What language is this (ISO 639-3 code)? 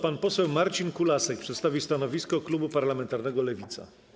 pol